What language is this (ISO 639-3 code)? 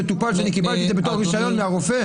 heb